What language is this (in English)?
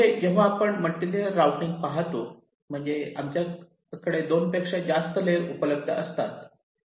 Marathi